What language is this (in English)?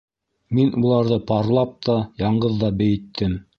Bashkir